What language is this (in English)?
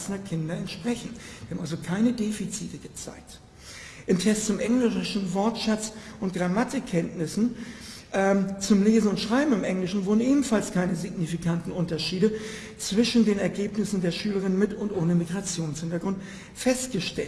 German